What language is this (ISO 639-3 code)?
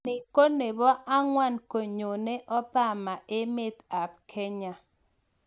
kln